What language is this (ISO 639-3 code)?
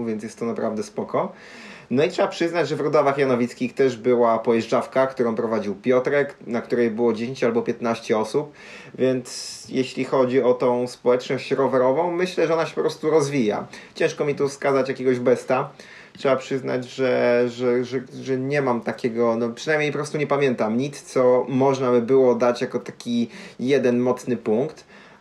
pol